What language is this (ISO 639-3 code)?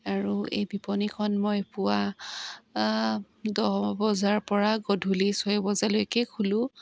asm